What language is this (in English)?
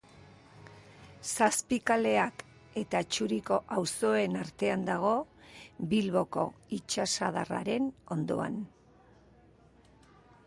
Basque